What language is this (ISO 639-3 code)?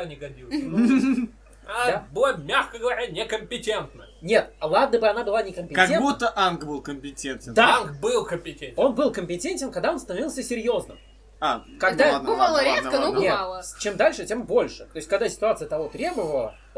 rus